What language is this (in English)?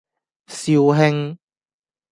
Cantonese